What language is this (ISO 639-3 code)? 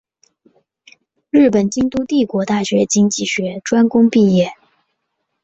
zho